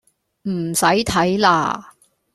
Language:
Cantonese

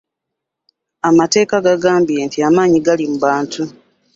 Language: Ganda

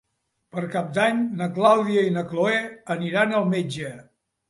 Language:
Catalan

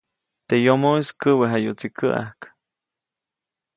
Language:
Copainalá Zoque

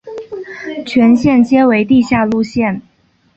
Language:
Chinese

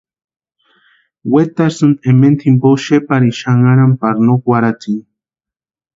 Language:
Western Highland Purepecha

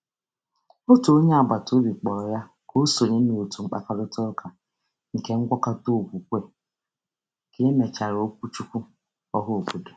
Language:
Igbo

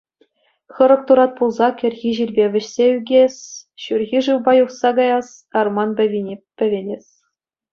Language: Chuvash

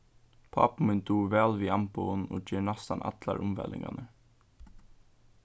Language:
Faroese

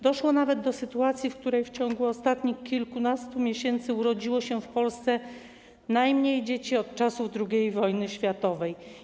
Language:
Polish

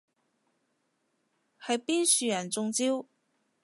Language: Cantonese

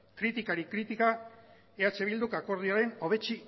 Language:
Basque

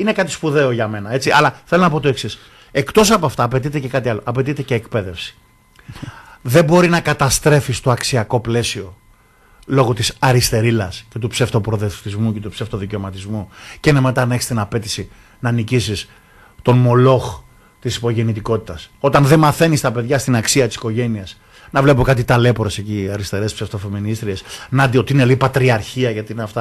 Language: Greek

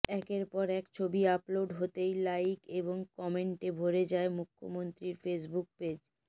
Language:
Bangla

